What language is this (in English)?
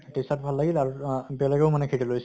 Assamese